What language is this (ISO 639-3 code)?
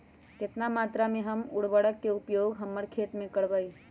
mag